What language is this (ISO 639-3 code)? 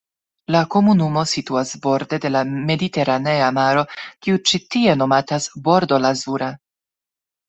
epo